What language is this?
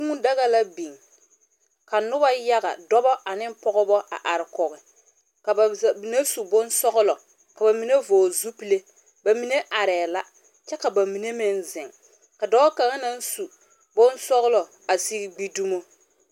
Southern Dagaare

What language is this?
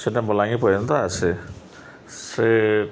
Odia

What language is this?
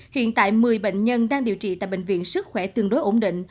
Vietnamese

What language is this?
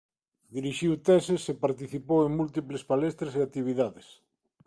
Galician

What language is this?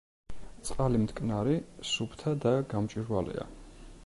Georgian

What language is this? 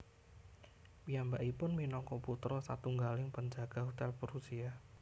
Javanese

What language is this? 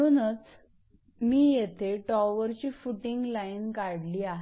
Marathi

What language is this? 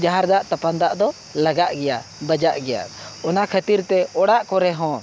Santali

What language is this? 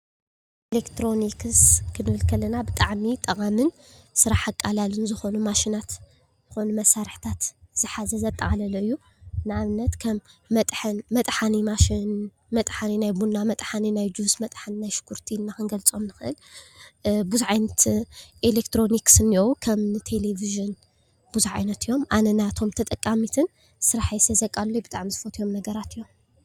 Tigrinya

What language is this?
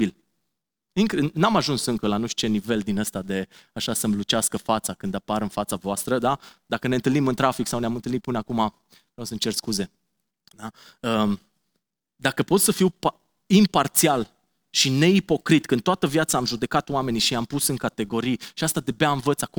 Romanian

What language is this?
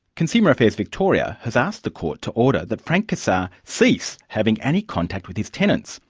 English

